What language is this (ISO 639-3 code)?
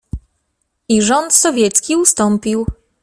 pol